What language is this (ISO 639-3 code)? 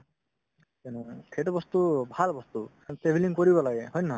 asm